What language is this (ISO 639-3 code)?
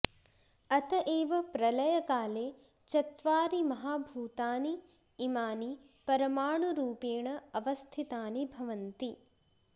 san